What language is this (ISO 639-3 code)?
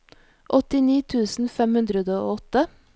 nor